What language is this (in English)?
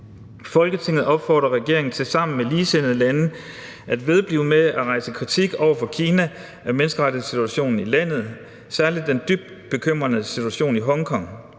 Danish